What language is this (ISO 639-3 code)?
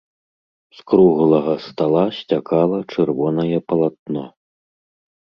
bel